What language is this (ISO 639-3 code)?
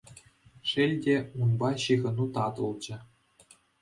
chv